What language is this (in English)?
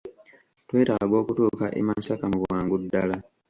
Ganda